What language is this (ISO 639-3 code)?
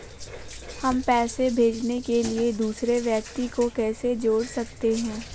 hin